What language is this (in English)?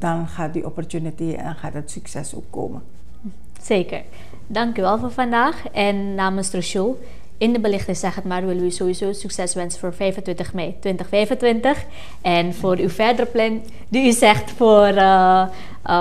Dutch